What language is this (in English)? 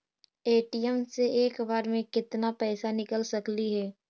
Magahi